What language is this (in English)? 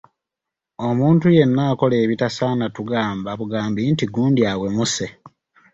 Ganda